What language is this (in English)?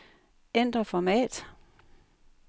Danish